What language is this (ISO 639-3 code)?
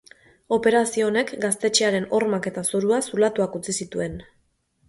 eus